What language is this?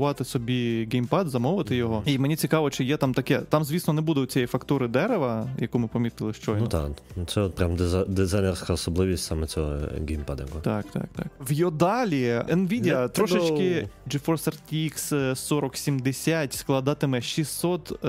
Ukrainian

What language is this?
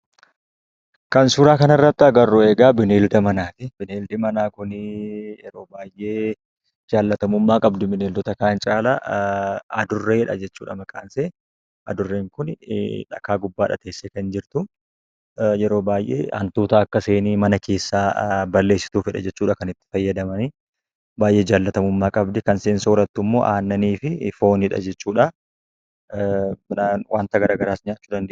Oromo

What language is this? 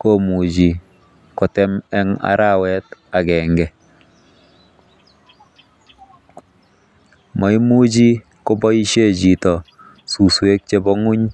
Kalenjin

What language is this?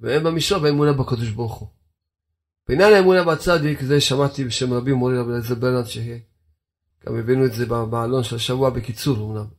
Hebrew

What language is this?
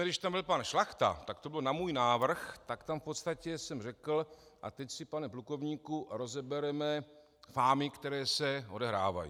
Czech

